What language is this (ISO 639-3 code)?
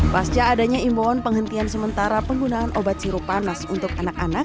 ind